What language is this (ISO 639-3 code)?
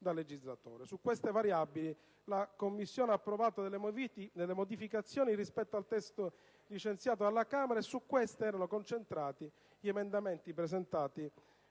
ita